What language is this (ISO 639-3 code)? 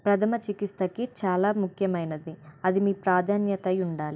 tel